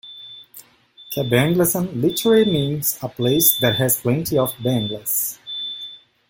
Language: English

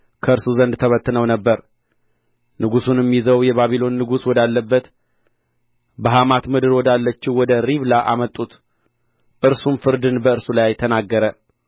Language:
Amharic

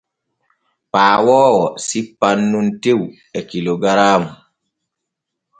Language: Borgu Fulfulde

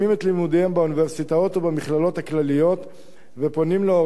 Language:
Hebrew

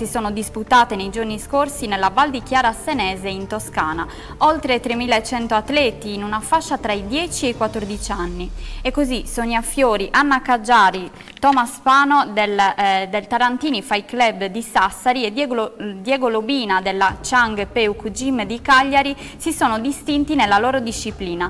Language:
Italian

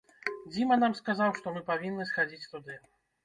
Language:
Belarusian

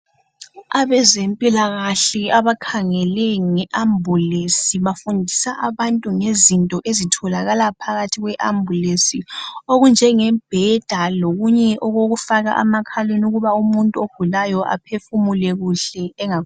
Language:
North Ndebele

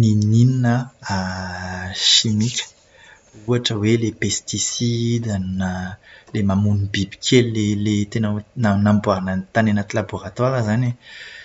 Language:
Malagasy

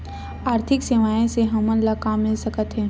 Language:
Chhattisgarhi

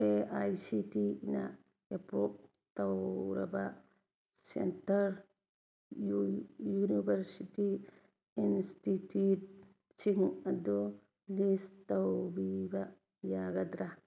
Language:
Manipuri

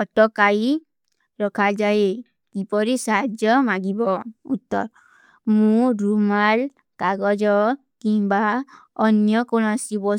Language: Kui (India)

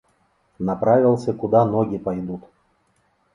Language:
Russian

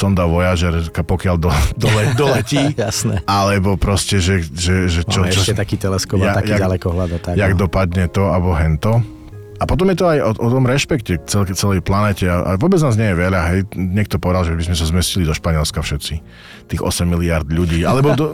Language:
Slovak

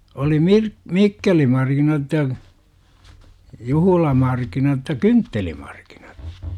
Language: Finnish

